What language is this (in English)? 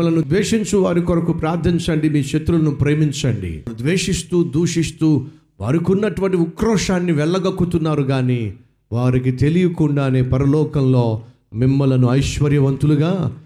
Telugu